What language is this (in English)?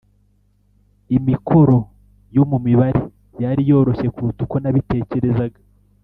Kinyarwanda